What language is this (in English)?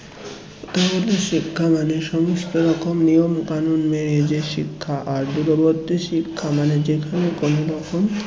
Bangla